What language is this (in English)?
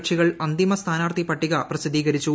Malayalam